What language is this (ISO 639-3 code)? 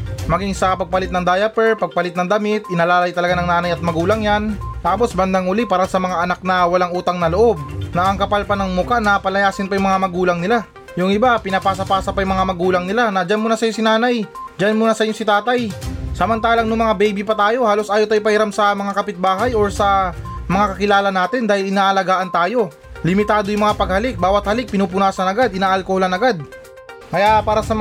fil